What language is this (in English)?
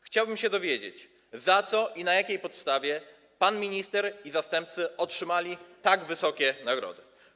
Polish